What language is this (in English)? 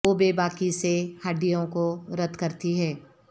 Urdu